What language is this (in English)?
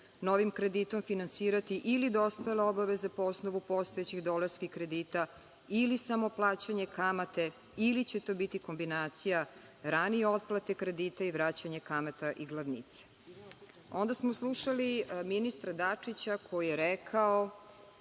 Serbian